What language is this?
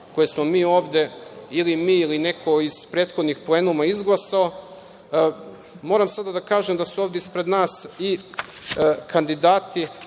Serbian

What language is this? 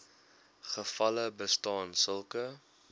Afrikaans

